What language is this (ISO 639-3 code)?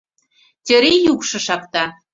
chm